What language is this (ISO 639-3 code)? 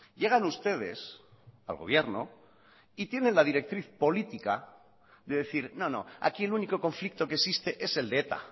spa